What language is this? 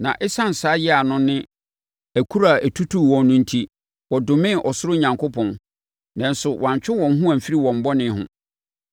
Akan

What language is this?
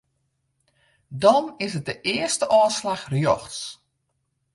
Western Frisian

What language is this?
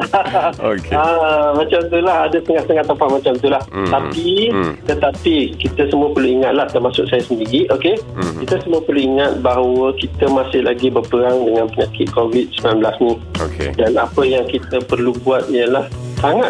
Malay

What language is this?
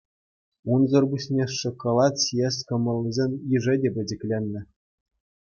Chuvash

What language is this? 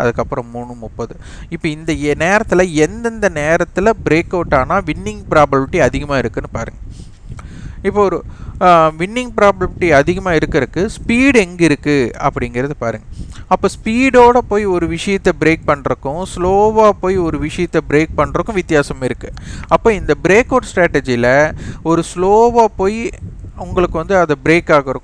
Tamil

